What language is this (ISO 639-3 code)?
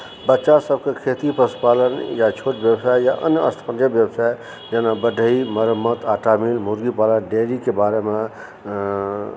mai